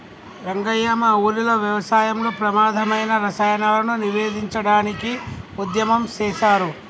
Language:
Telugu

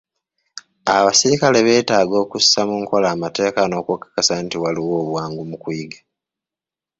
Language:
Ganda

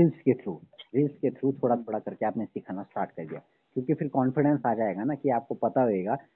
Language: Hindi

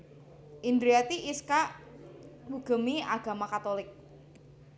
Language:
Javanese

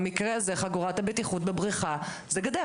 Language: Hebrew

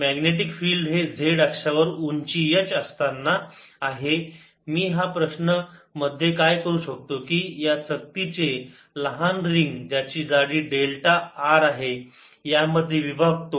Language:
Marathi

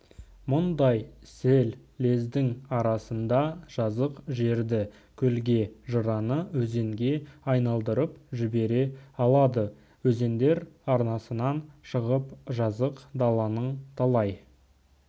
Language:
Kazakh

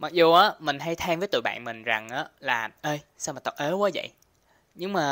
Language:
Vietnamese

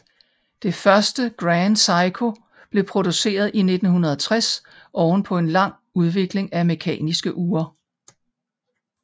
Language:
Danish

